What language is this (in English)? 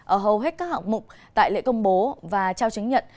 Vietnamese